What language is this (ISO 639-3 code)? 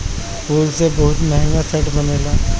bho